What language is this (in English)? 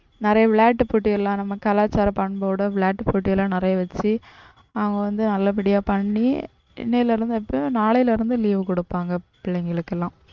Tamil